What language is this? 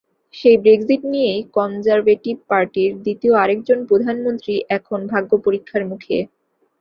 Bangla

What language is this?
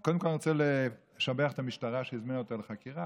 Hebrew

